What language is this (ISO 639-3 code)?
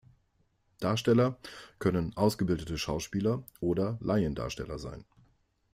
deu